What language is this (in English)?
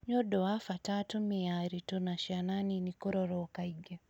Kikuyu